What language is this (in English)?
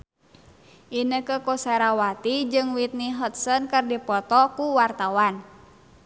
Sundanese